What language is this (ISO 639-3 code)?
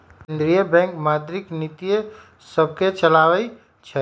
mag